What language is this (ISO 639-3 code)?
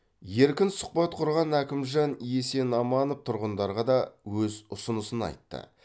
kaz